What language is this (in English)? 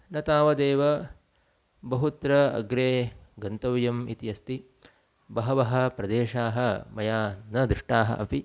Sanskrit